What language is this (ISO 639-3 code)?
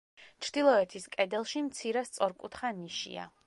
kat